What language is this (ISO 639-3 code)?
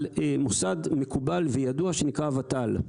heb